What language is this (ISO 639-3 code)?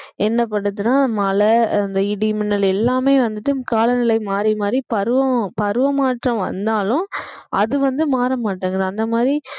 tam